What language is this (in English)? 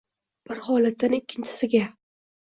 Uzbek